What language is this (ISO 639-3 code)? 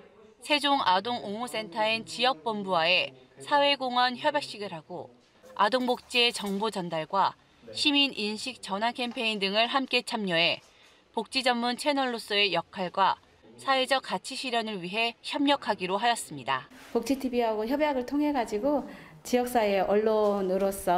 kor